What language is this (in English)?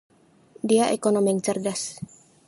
Indonesian